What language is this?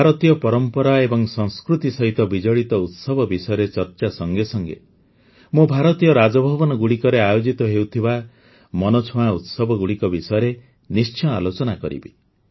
Odia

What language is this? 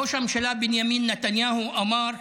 Hebrew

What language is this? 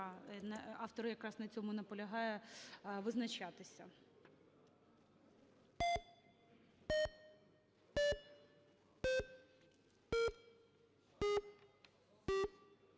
Ukrainian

